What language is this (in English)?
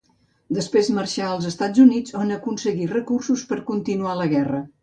Catalan